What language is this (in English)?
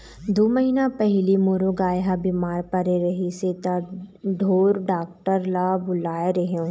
Chhattisgarhi